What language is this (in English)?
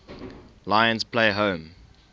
English